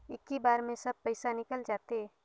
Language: Chhattisgarhi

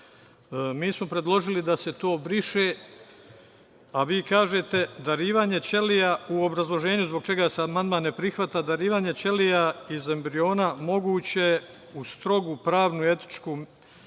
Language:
Serbian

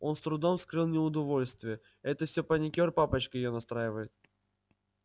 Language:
Russian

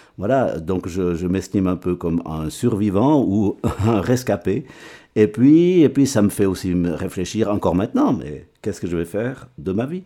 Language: French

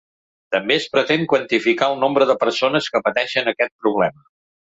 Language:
Catalan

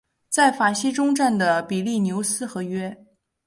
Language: Chinese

